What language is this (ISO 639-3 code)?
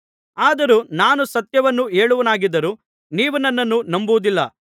kan